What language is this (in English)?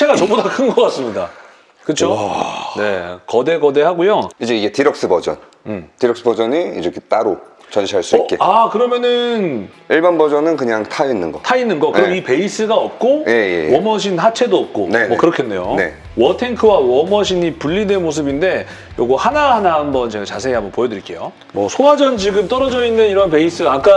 Korean